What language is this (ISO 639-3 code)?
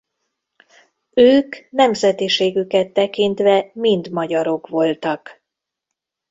hun